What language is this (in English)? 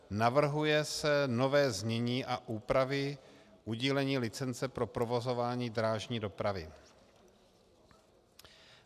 Czech